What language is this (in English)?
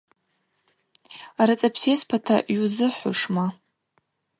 Abaza